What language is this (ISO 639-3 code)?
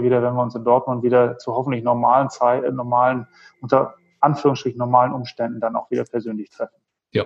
deu